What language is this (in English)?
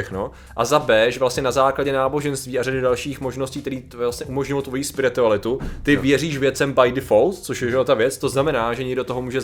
Czech